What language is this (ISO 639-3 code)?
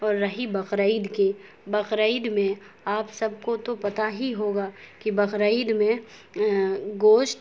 urd